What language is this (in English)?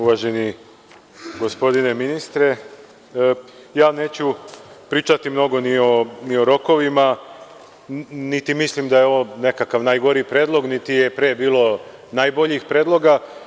Serbian